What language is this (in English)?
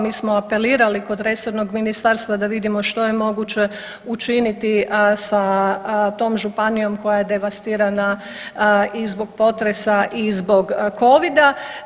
Croatian